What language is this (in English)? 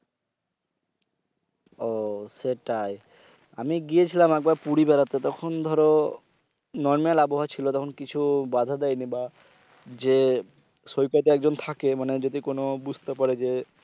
Bangla